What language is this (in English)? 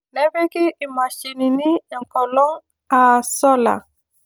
Masai